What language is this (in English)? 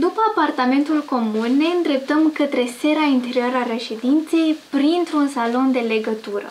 Romanian